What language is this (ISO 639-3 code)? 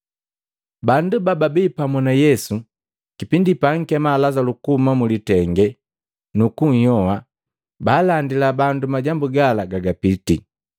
mgv